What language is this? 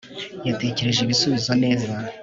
Kinyarwanda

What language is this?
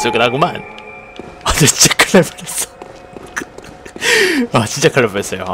Korean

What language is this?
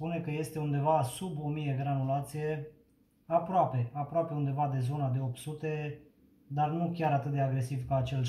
Romanian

